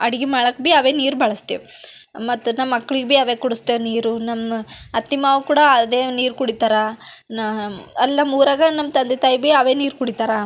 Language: Kannada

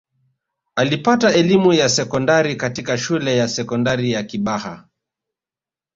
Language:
Swahili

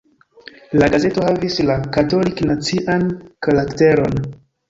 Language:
Esperanto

